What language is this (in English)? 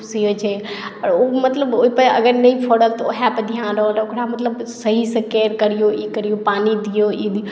Maithili